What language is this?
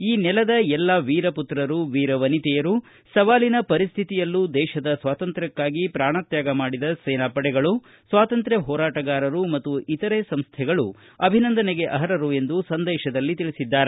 Kannada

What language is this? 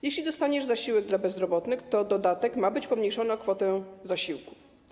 Polish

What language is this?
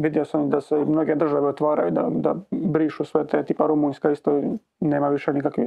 Croatian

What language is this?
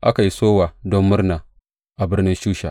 Hausa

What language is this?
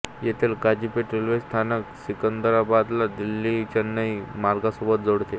Marathi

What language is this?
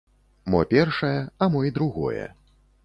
Belarusian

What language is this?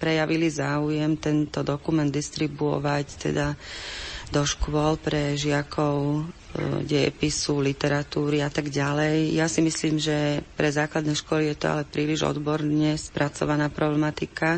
Slovak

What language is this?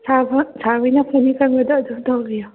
Manipuri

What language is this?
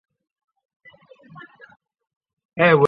Chinese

